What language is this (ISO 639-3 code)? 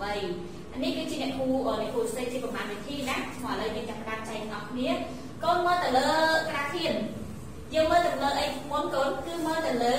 vie